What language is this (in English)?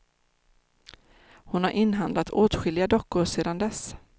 Swedish